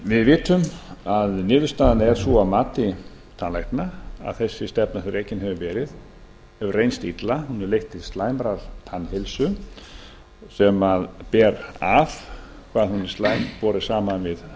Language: Icelandic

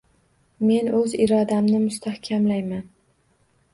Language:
Uzbek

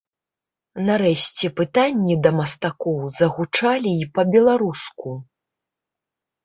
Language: Belarusian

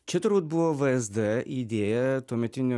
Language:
Lithuanian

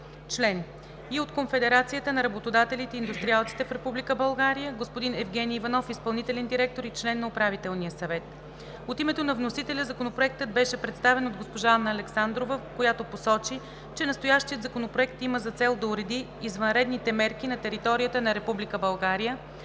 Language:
Bulgarian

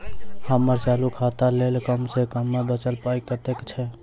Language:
Maithili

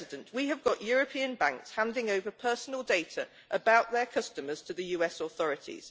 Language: English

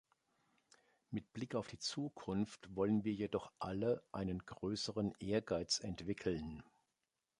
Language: German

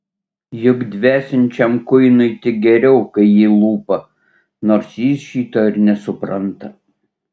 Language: Lithuanian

